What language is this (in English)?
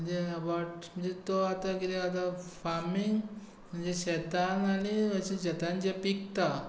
Konkani